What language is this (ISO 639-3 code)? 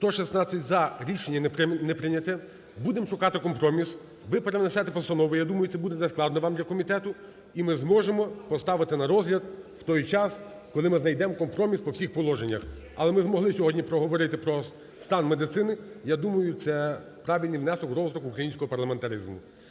ukr